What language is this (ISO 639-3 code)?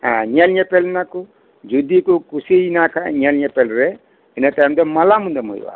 sat